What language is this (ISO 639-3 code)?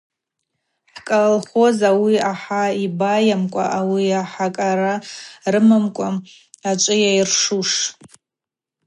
abq